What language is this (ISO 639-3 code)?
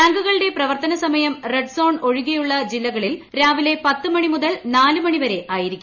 mal